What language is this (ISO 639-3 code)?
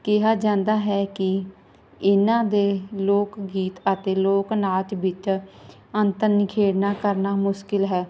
pan